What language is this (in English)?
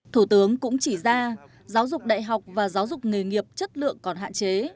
Vietnamese